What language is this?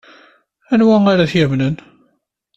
Kabyle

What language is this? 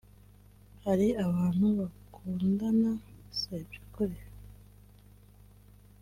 Kinyarwanda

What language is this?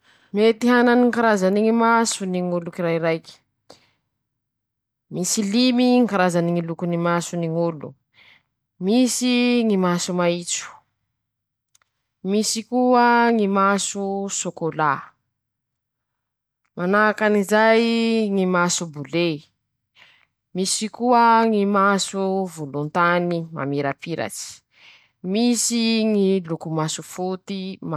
Masikoro Malagasy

